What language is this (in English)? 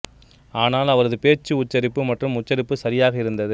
Tamil